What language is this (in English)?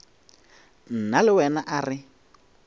Northern Sotho